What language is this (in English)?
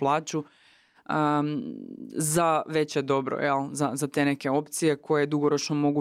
Croatian